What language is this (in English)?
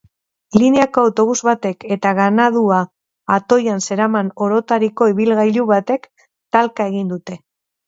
Basque